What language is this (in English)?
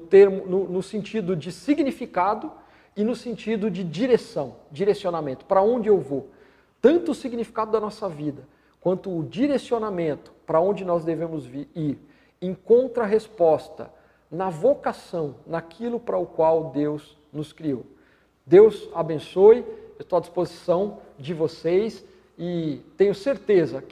Portuguese